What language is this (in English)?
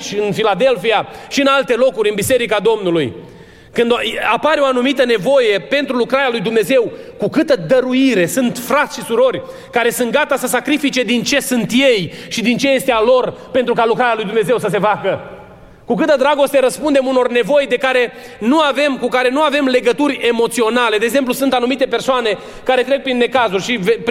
Romanian